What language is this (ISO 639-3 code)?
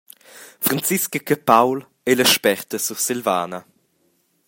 roh